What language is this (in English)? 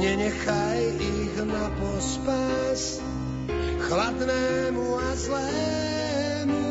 Slovak